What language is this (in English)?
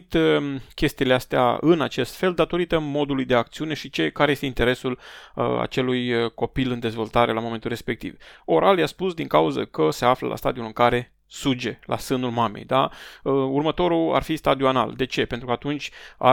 Romanian